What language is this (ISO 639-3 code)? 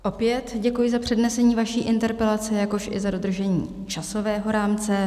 ces